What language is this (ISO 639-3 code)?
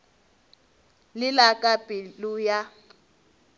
nso